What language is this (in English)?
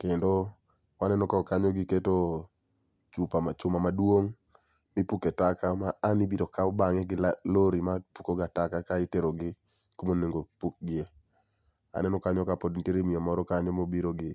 Luo (Kenya and Tanzania)